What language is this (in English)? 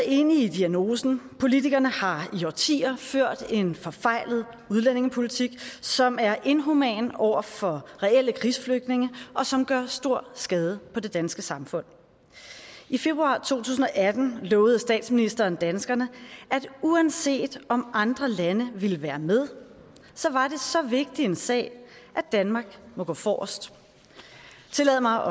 Danish